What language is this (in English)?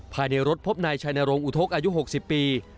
Thai